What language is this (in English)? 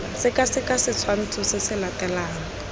Tswana